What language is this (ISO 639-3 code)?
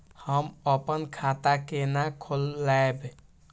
mai